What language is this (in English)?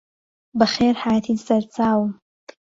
Central Kurdish